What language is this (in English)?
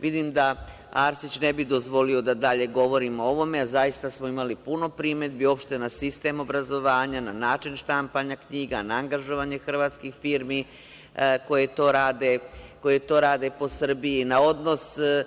Serbian